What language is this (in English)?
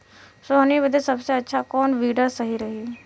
Bhojpuri